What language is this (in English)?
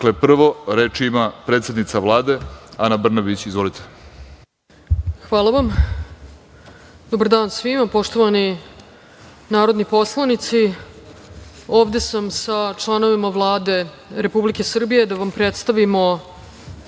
Serbian